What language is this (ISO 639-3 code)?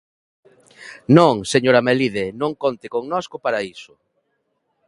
glg